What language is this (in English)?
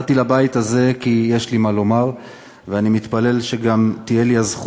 Hebrew